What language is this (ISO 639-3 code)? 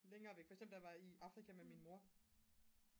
dan